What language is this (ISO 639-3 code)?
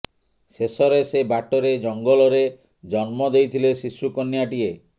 ori